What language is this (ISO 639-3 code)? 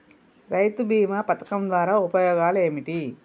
tel